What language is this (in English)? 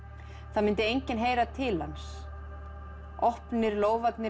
Icelandic